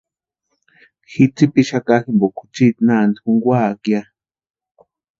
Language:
Western Highland Purepecha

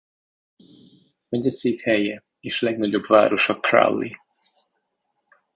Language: Hungarian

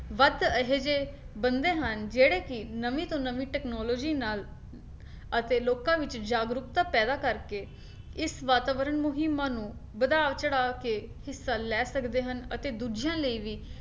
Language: Punjabi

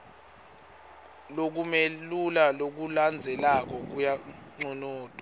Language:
Swati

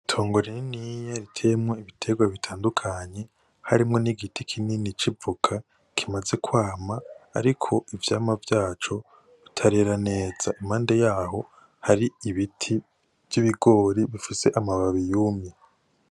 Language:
Rundi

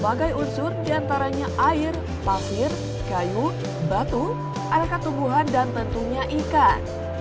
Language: Indonesian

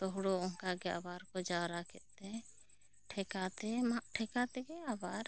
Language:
Santali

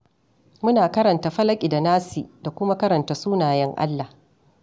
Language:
Hausa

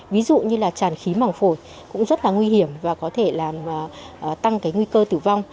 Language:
Vietnamese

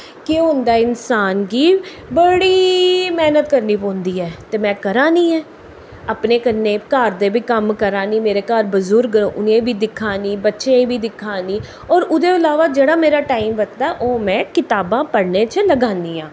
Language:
Dogri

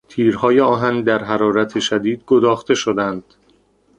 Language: Persian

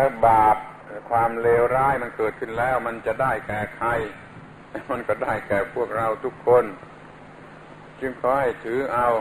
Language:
Thai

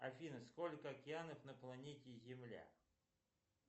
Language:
Russian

